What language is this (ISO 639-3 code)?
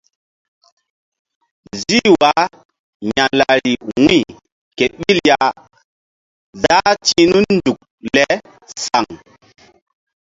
mdd